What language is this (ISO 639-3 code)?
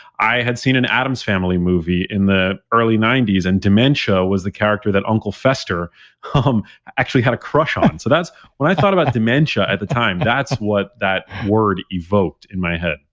eng